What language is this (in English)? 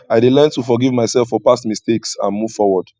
Nigerian Pidgin